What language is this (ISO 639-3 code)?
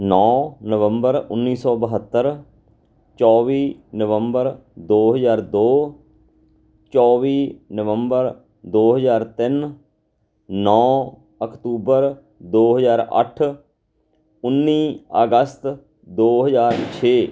pan